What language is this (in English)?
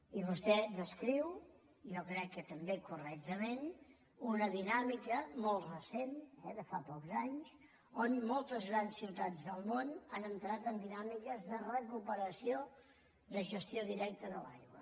Catalan